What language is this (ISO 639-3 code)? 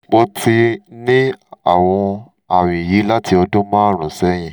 yor